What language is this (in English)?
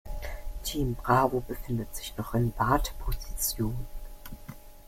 German